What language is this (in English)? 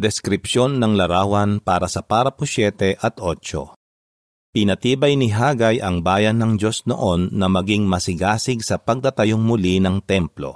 Filipino